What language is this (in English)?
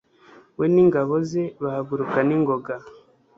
Kinyarwanda